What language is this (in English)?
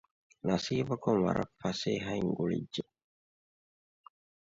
Divehi